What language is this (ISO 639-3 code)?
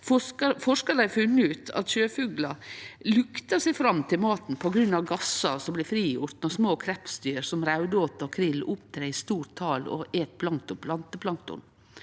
nor